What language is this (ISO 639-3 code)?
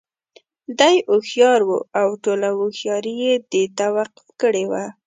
pus